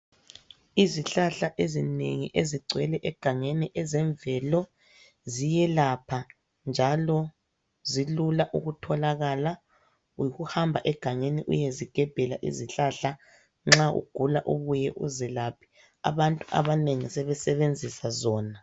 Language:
North Ndebele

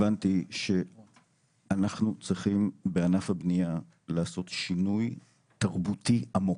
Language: Hebrew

